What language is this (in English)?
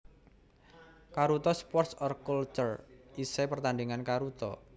Javanese